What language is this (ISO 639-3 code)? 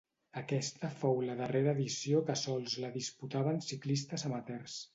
cat